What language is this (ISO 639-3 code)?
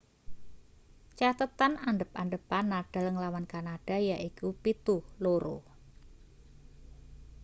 jav